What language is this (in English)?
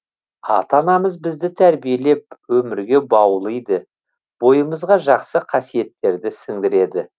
Kazakh